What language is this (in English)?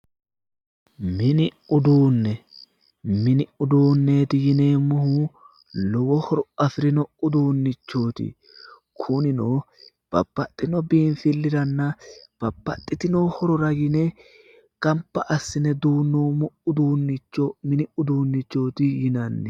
Sidamo